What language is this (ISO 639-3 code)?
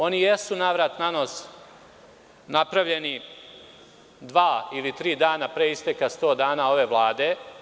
srp